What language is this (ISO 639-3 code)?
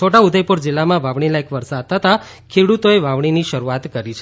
guj